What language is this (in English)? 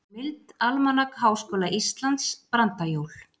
Icelandic